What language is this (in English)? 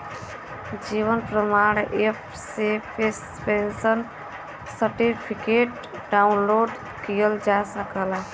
Bhojpuri